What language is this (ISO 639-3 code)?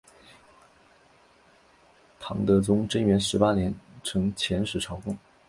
zho